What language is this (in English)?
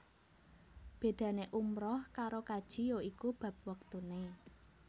Javanese